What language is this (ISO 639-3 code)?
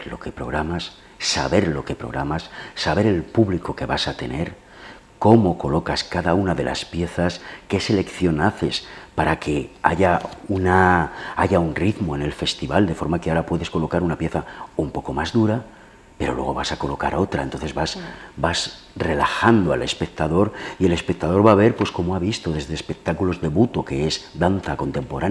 spa